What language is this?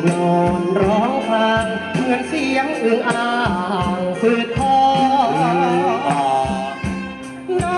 Thai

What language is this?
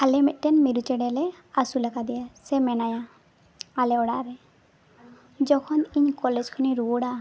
Santali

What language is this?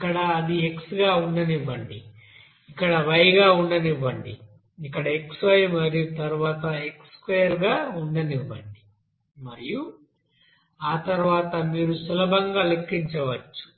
Telugu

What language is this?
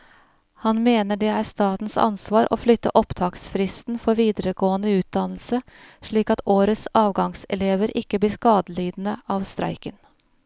Norwegian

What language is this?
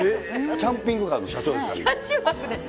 Japanese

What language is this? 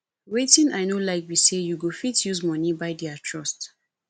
Nigerian Pidgin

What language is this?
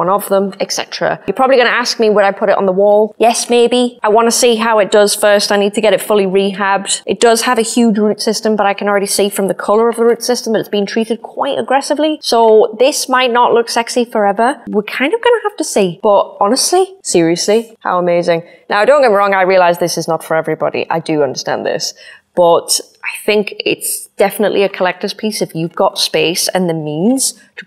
English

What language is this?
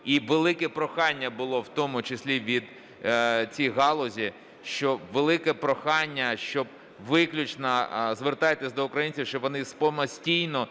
Ukrainian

